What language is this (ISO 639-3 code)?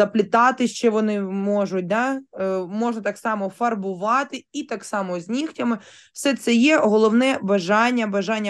ukr